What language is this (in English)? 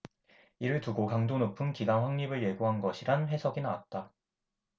Korean